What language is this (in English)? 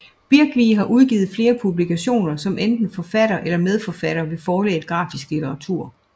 Danish